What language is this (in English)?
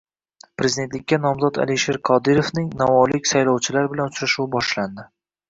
Uzbek